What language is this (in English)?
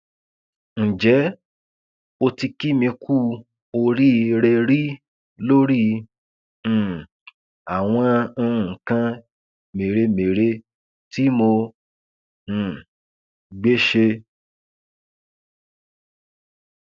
Yoruba